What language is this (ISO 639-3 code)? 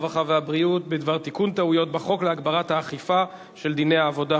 heb